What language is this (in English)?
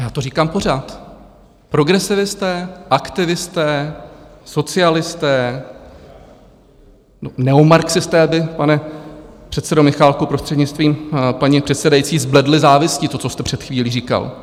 Czech